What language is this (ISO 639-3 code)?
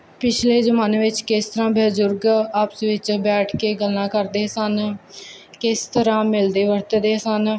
pan